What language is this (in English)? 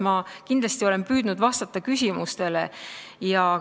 Estonian